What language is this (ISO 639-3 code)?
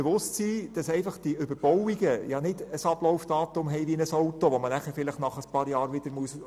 gsw